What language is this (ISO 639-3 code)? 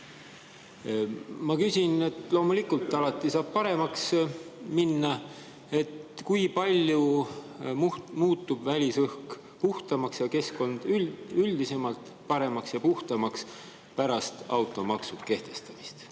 est